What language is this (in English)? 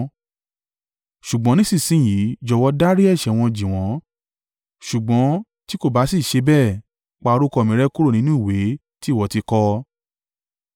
Yoruba